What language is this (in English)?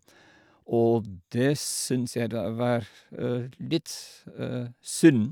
Norwegian